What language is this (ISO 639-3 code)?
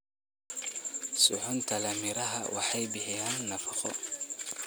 som